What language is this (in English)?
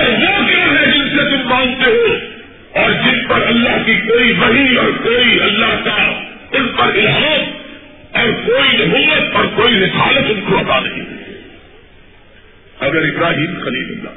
Urdu